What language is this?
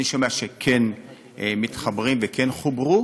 Hebrew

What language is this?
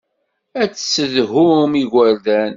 Kabyle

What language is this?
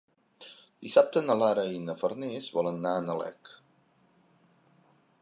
Catalan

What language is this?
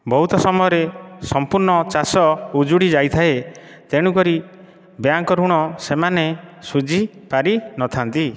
Odia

